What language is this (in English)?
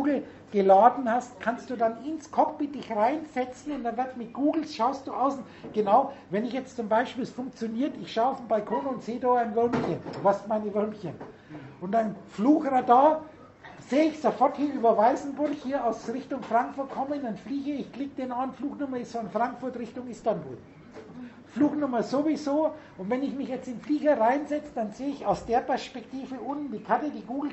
German